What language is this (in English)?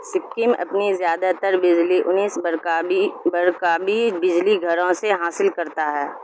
Urdu